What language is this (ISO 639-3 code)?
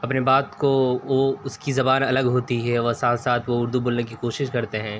urd